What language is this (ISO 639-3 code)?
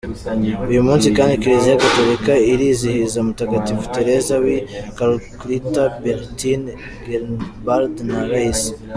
kin